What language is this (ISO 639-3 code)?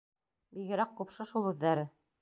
bak